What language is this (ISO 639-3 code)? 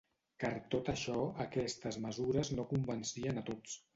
cat